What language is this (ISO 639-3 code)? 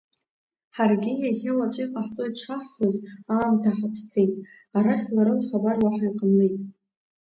abk